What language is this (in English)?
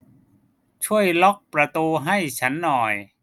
Thai